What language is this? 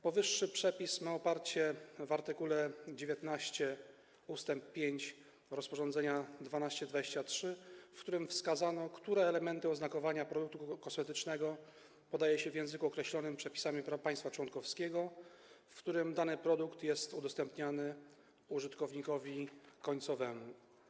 Polish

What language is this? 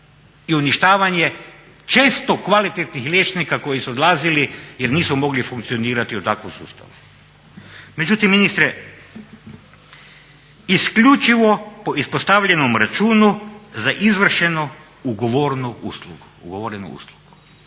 Croatian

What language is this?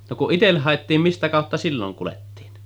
Finnish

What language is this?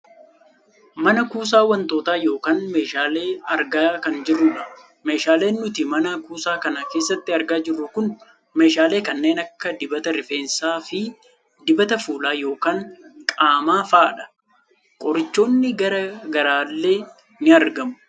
Oromo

